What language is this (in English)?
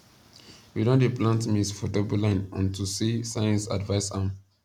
Nigerian Pidgin